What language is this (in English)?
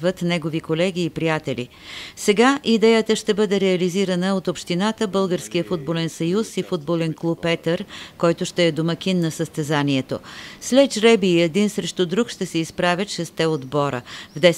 Bulgarian